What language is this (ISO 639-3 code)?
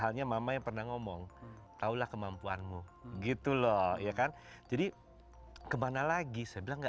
ind